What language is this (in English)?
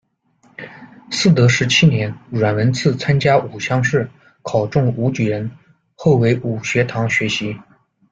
Chinese